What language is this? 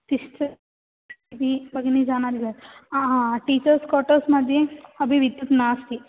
Sanskrit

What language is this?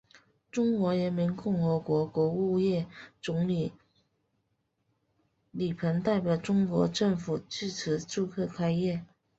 Chinese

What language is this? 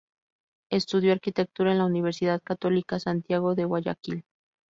Spanish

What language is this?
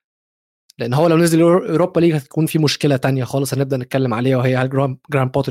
Arabic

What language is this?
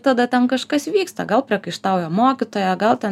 Lithuanian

